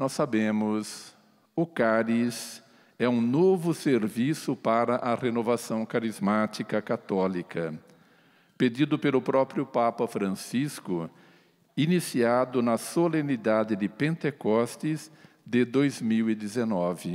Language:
Portuguese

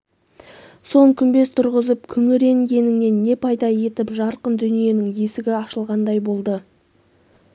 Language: Kazakh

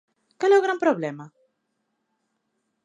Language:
Galician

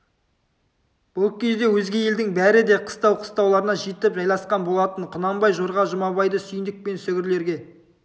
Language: Kazakh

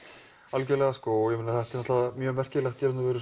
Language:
Icelandic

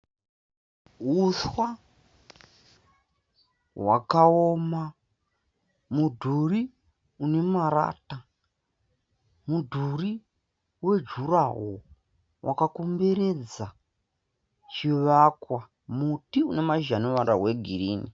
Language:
Shona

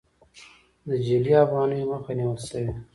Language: Pashto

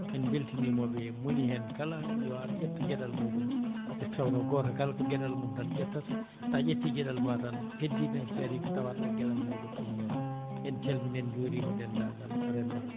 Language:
Fula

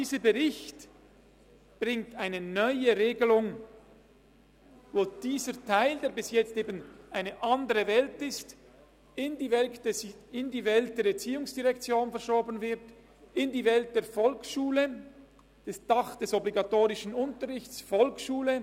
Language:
Swiss German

